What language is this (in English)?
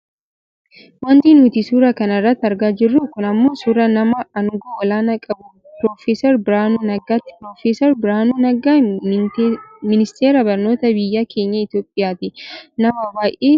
Oromo